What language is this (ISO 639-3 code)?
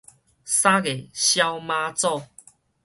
nan